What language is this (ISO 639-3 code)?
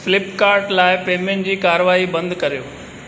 snd